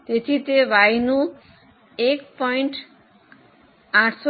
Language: Gujarati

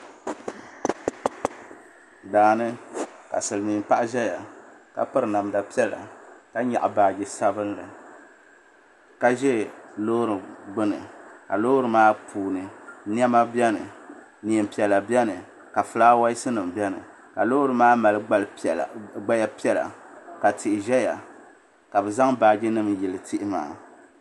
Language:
Dagbani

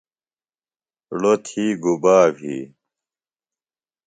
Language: Phalura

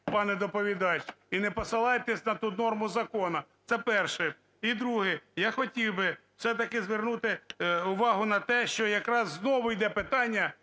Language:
Ukrainian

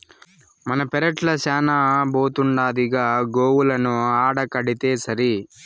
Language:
Telugu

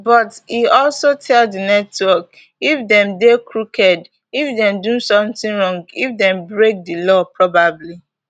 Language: Nigerian Pidgin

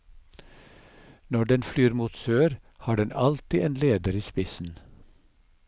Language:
Norwegian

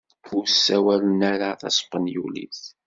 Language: Kabyle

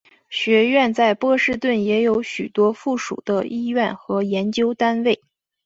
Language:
Chinese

